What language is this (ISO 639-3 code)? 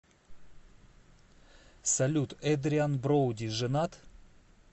rus